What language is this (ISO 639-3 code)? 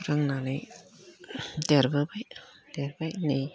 brx